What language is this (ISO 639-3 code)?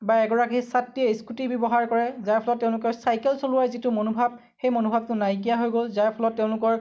asm